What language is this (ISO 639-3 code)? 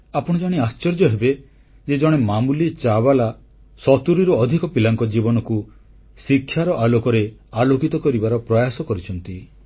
ori